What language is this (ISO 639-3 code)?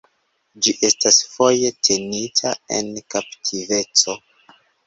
epo